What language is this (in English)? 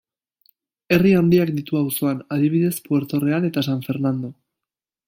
Basque